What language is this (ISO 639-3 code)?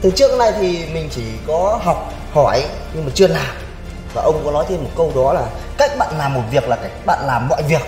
vie